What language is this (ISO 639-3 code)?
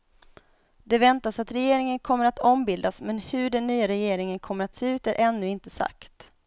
swe